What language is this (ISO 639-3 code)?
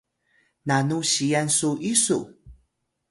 tay